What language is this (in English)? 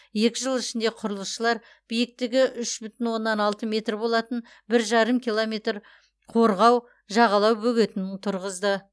Kazakh